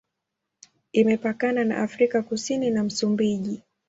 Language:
Swahili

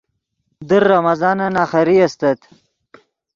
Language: Yidgha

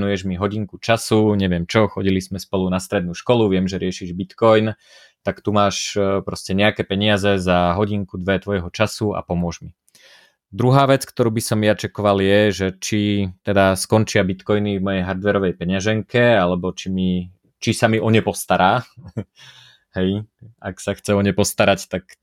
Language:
Slovak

